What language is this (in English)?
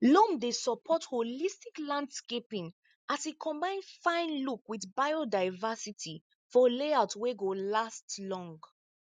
Nigerian Pidgin